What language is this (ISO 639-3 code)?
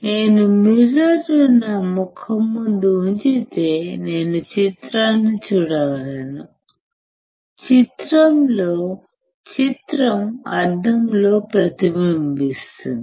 tel